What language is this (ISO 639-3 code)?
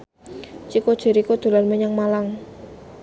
jav